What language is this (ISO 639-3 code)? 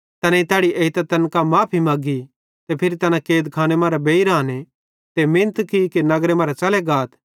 bhd